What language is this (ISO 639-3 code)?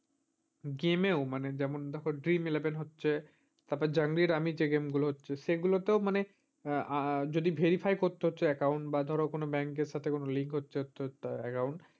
ben